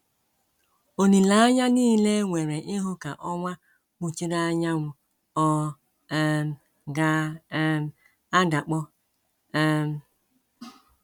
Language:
Igbo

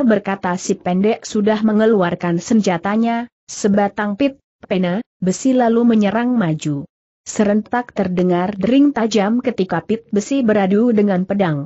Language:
Indonesian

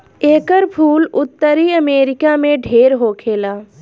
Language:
Bhojpuri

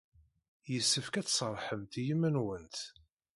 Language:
Kabyle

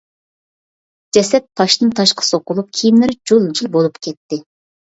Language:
Uyghur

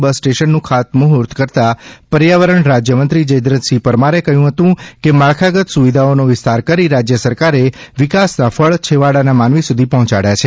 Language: Gujarati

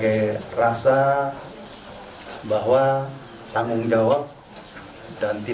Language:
Indonesian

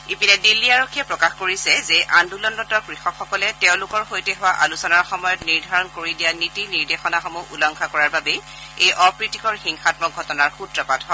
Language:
Assamese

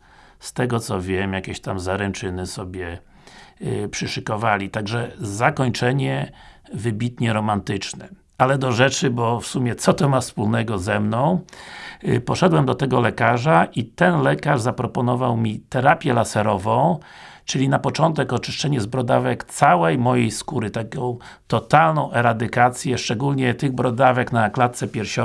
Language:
Polish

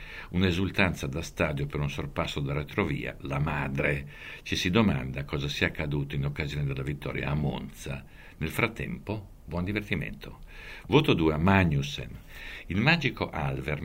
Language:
Italian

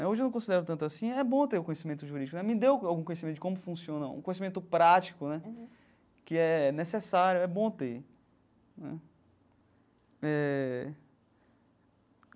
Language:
Portuguese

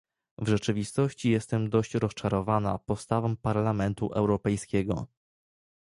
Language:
Polish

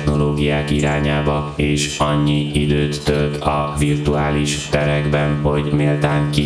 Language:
Hungarian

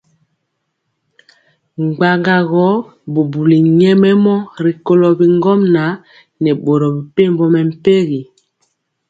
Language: Mpiemo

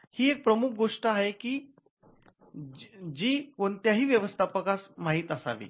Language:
Marathi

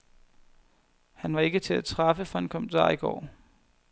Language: Danish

